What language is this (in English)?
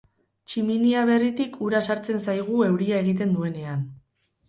Basque